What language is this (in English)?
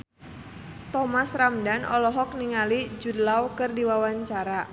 Sundanese